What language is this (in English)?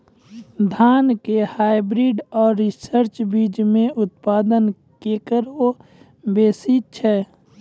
Maithili